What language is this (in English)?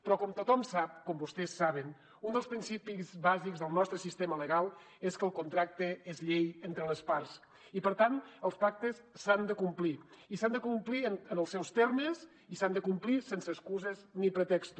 Catalan